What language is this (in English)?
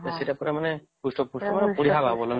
Odia